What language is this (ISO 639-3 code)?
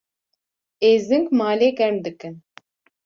kur